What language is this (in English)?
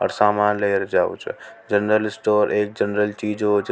Rajasthani